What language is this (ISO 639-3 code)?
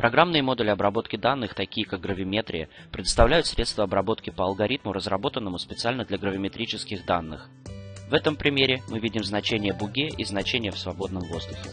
rus